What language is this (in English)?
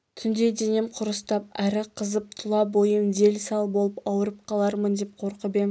Kazakh